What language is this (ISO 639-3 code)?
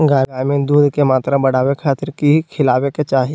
mag